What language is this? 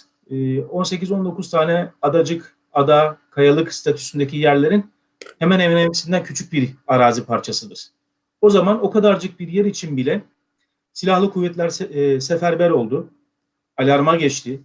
Turkish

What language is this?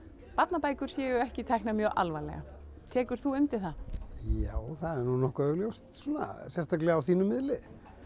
Icelandic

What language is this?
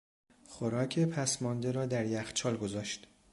Persian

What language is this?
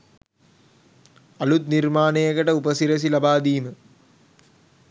Sinhala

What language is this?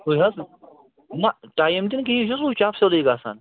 Kashmiri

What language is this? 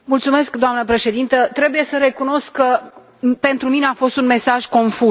Romanian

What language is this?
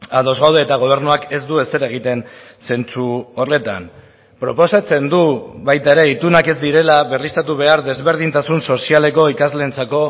Basque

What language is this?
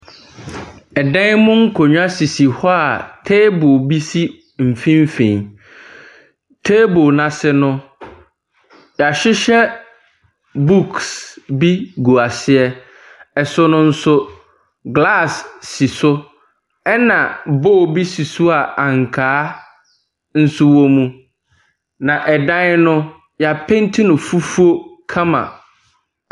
Akan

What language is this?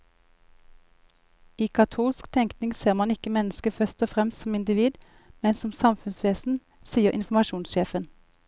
Norwegian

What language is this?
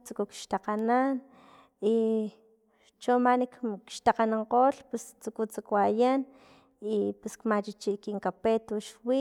Filomena Mata-Coahuitlán Totonac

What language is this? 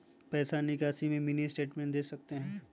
Magahi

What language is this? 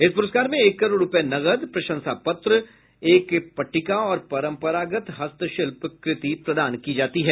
Hindi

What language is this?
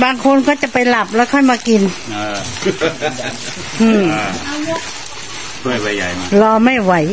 Thai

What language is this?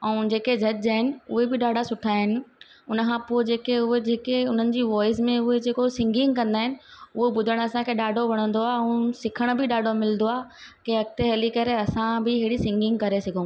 Sindhi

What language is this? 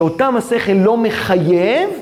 Hebrew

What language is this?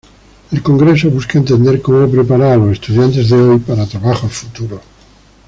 Spanish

